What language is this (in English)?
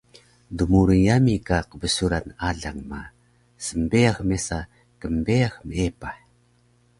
Taroko